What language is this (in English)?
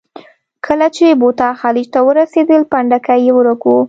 Pashto